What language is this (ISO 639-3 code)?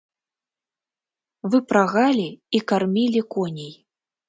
bel